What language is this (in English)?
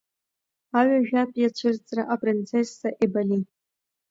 Abkhazian